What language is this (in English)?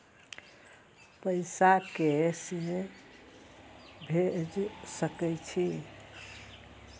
Maithili